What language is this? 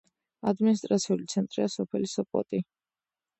Georgian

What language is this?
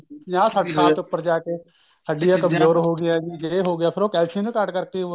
Punjabi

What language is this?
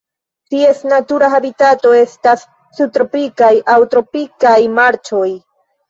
Esperanto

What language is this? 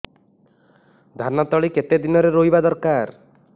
Odia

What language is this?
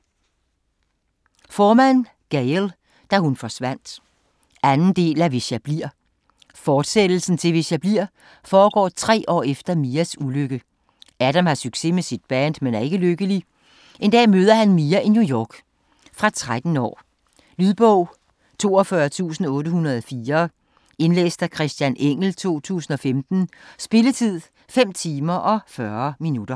Danish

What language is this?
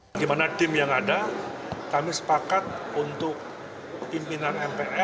Indonesian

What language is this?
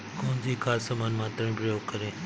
Hindi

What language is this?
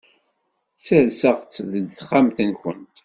Kabyle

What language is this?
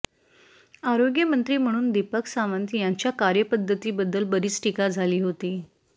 Marathi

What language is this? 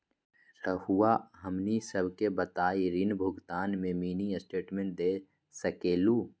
Magahi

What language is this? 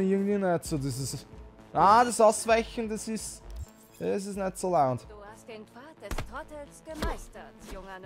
German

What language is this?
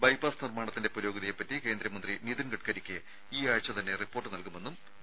Malayalam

